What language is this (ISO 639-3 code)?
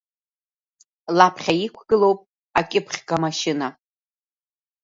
abk